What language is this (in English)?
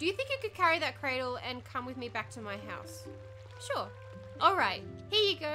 English